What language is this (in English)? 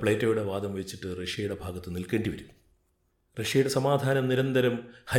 Malayalam